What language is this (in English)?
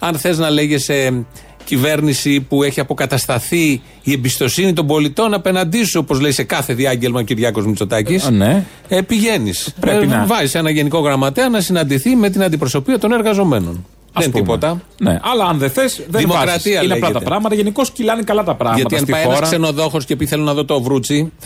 Greek